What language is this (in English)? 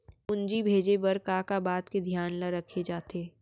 Chhattisgarhi